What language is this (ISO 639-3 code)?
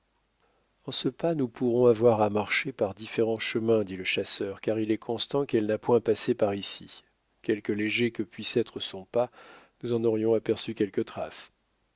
fra